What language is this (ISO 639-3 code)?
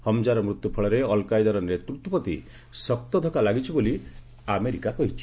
ori